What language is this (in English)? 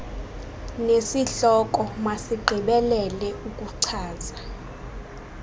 Xhosa